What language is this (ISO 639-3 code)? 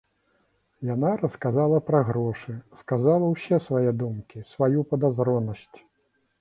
bel